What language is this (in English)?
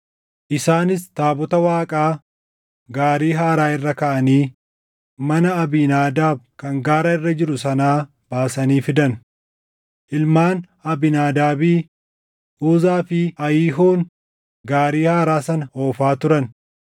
Oromo